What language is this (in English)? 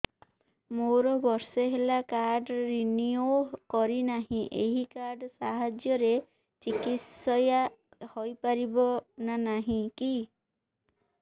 Odia